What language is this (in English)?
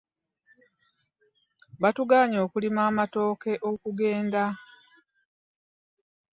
Ganda